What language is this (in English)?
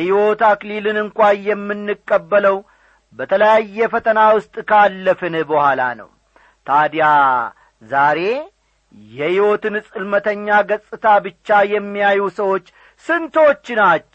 Amharic